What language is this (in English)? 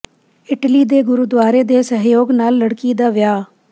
Punjabi